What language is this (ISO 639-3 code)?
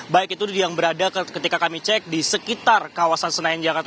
ind